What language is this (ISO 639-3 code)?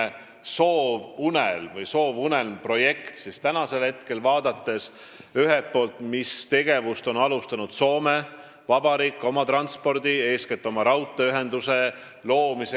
est